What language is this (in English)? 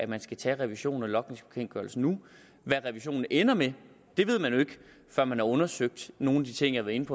Danish